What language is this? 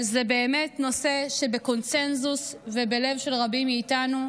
Hebrew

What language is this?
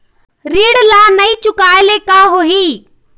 Chhattisgarhi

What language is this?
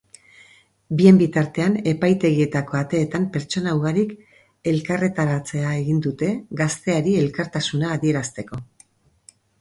Basque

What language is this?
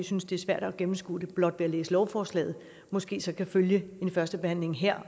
Danish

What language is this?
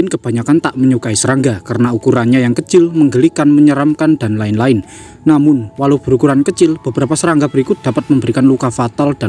Indonesian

